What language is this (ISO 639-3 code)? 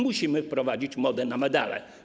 pol